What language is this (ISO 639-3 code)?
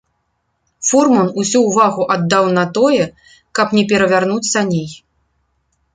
bel